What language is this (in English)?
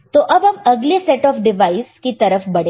Hindi